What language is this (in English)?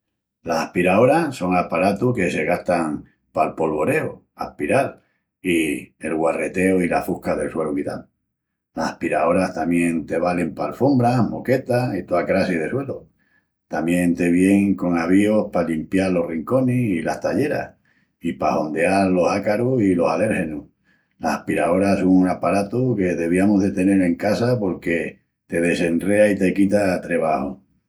Extremaduran